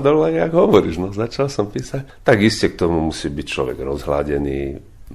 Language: Slovak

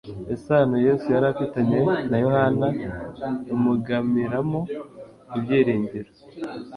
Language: Kinyarwanda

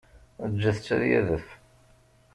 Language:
Kabyle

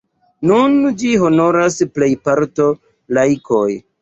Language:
Esperanto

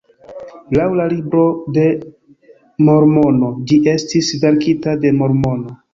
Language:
Esperanto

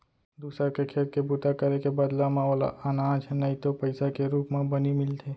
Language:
Chhattisgarhi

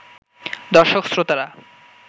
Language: Bangla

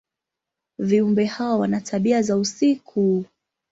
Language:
Swahili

